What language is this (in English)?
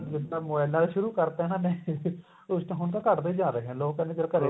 Punjabi